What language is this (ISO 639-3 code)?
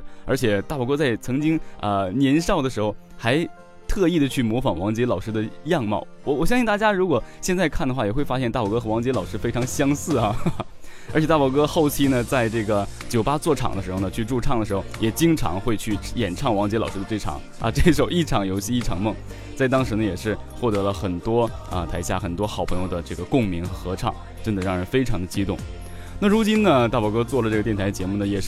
zho